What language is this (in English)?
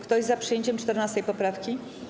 Polish